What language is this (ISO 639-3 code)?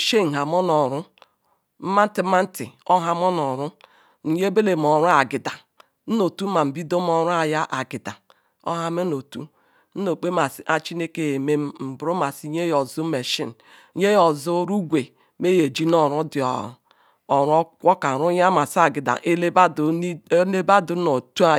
ikw